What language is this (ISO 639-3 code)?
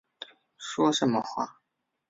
zho